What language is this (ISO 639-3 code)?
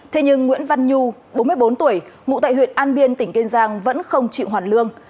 vie